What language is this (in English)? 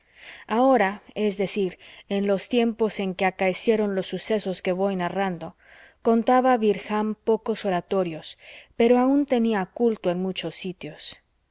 Spanish